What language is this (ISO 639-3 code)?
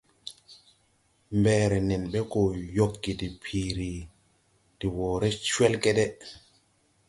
tui